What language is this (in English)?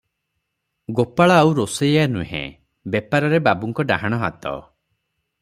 Odia